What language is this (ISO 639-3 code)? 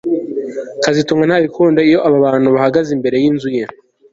kin